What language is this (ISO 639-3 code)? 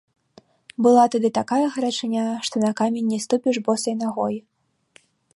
bel